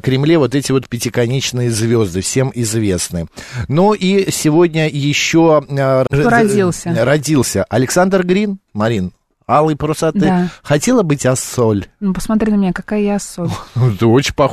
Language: Russian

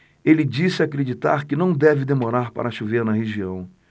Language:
Portuguese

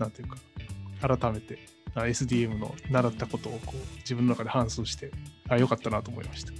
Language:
Japanese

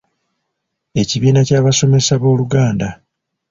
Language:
Ganda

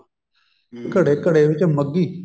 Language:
Punjabi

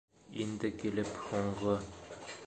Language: Bashkir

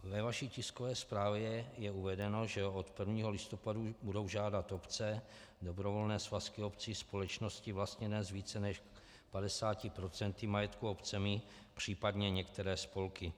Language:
Czech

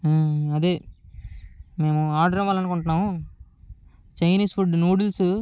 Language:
Telugu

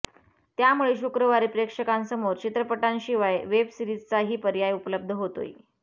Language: Marathi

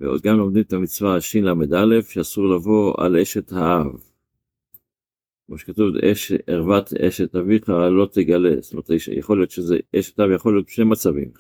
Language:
Hebrew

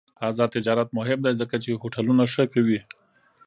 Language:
Pashto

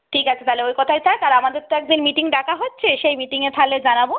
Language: Bangla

